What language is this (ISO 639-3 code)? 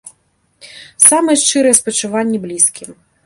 bel